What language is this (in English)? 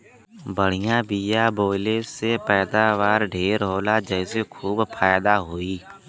Bhojpuri